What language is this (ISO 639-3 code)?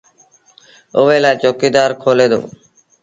sbn